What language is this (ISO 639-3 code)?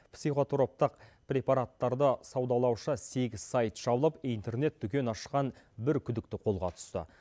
kaz